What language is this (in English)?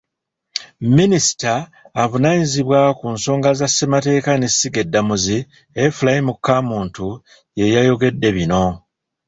Ganda